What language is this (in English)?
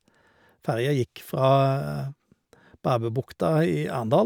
Norwegian